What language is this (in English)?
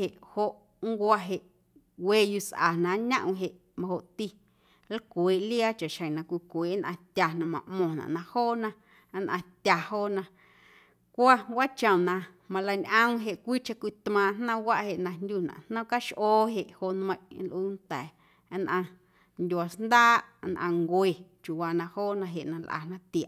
Guerrero Amuzgo